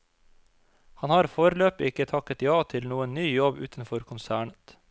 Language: Norwegian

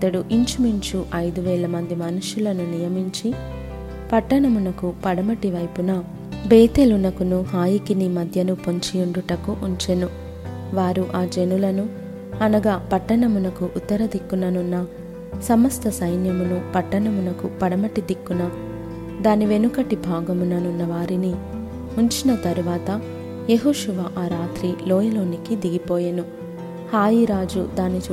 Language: Telugu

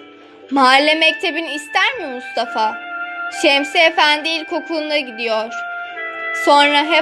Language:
Turkish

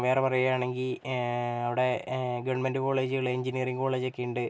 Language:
Malayalam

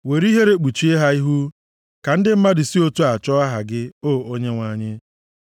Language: Igbo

